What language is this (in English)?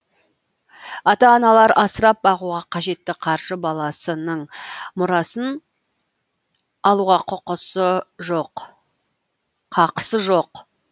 Kazakh